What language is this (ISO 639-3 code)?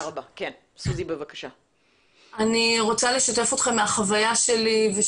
heb